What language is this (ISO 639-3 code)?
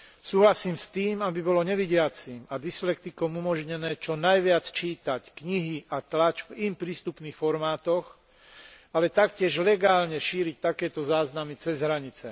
slk